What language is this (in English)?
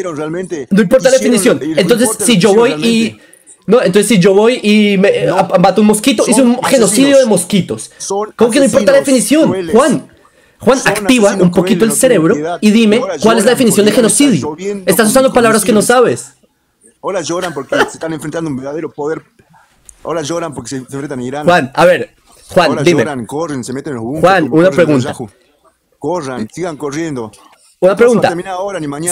Spanish